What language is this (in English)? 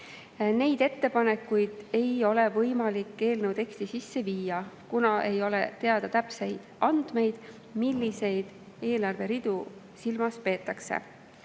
Estonian